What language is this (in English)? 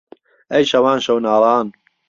Central Kurdish